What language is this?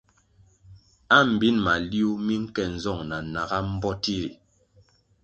Kwasio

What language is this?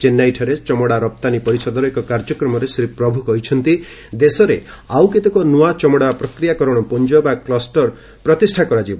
Odia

